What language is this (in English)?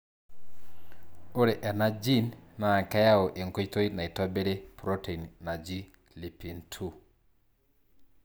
Masai